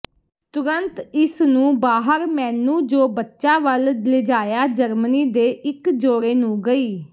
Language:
Punjabi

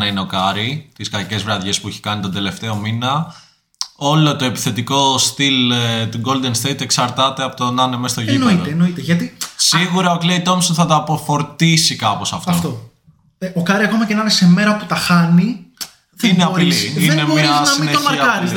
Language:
Greek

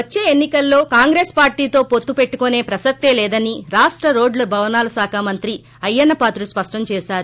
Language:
Telugu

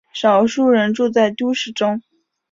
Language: Chinese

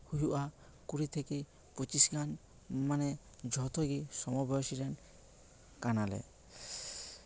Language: Santali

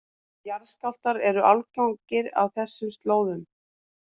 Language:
Icelandic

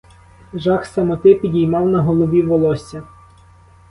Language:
Ukrainian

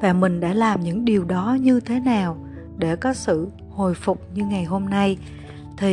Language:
Vietnamese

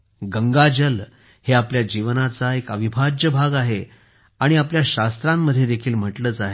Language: Marathi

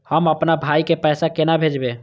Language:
Maithili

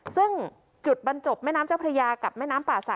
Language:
Thai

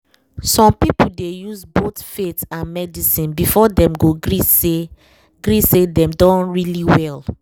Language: Nigerian Pidgin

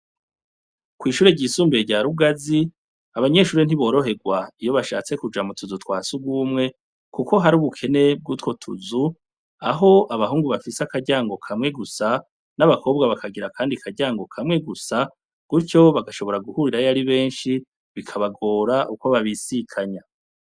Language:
Rundi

